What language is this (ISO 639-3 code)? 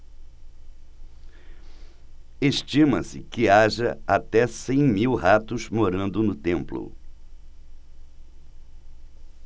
por